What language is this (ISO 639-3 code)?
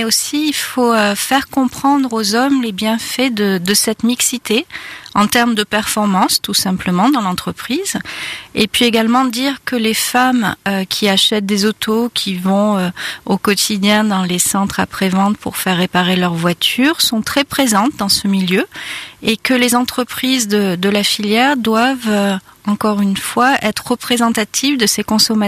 fra